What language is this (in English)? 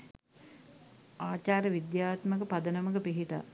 Sinhala